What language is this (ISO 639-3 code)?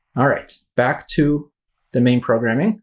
eng